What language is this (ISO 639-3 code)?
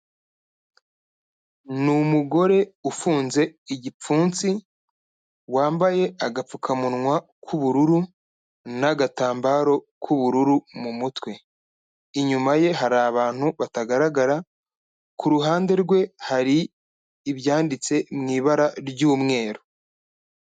kin